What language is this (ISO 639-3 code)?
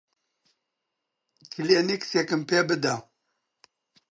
ckb